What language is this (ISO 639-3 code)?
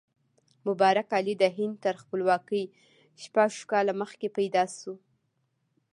pus